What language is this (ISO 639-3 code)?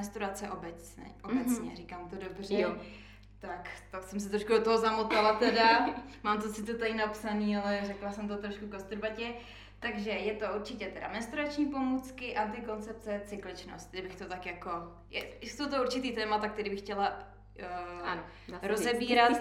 ces